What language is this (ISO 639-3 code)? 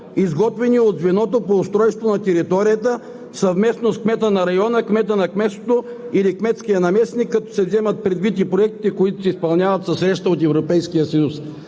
bul